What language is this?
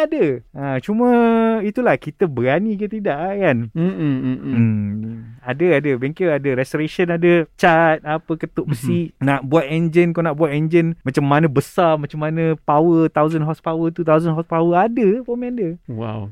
Malay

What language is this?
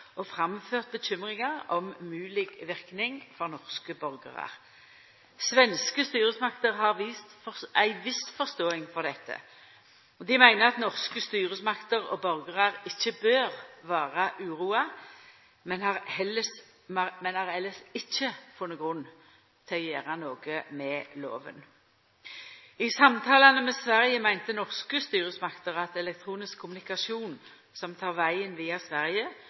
Norwegian Nynorsk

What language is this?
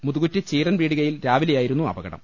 Malayalam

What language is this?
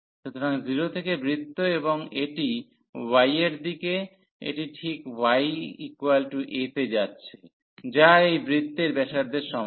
Bangla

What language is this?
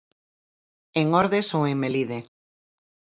Galician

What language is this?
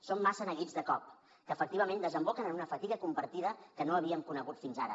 Catalan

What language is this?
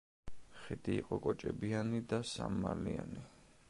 Georgian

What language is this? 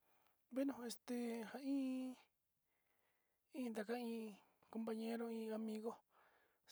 Sinicahua Mixtec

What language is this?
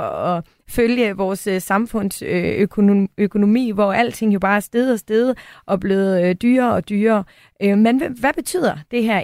Danish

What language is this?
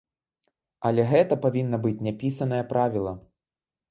Belarusian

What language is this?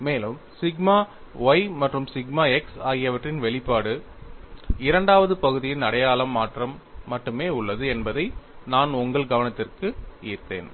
Tamil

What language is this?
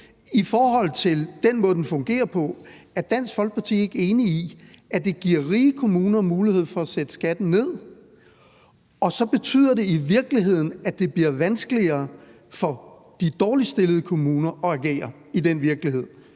Danish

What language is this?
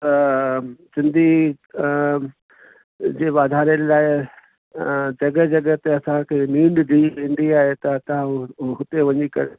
Sindhi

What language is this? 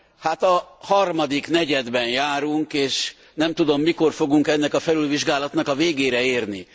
Hungarian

